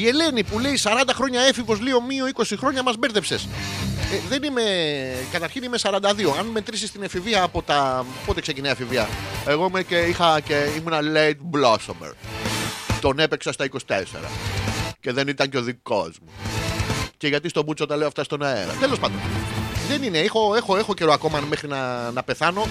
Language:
Greek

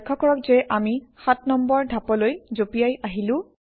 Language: Assamese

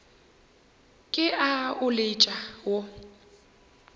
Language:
Northern Sotho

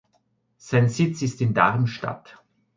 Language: German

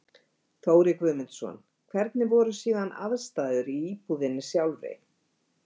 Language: Icelandic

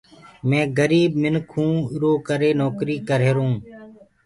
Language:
Gurgula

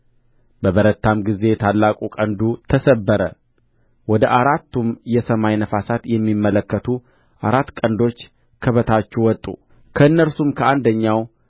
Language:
Amharic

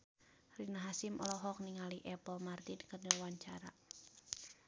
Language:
Sundanese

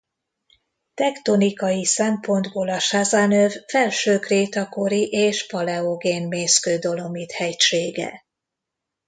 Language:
Hungarian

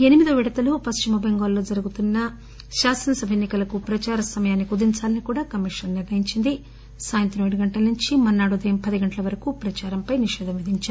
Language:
Telugu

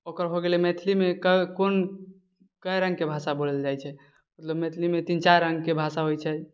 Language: Maithili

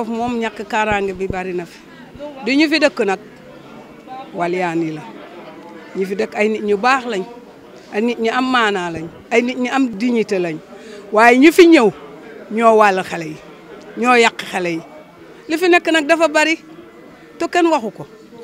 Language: Dutch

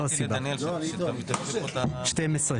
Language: Hebrew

